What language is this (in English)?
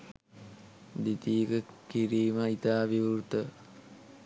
Sinhala